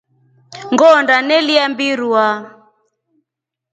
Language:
Rombo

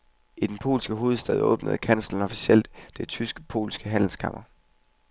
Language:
Danish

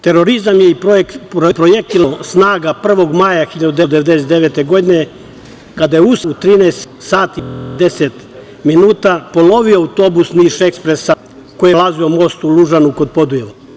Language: Serbian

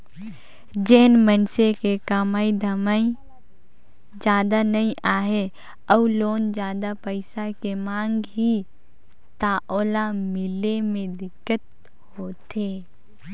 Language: Chhattisgarhi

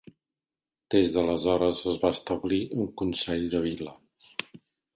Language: Catalan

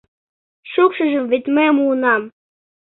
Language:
Mari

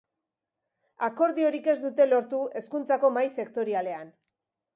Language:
Basque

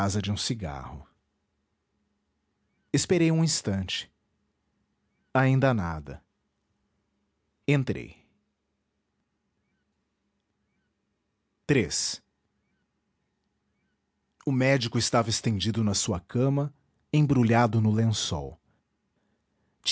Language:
Portuguese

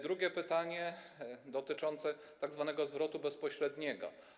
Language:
Polish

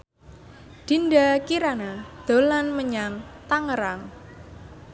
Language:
Javanese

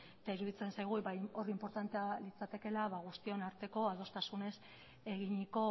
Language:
Basque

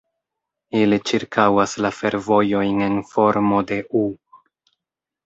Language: Esperanto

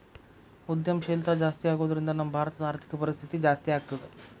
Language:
Kannada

